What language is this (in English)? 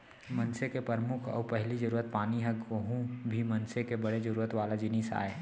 Chhattisgarhi